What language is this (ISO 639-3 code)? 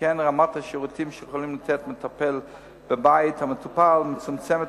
heb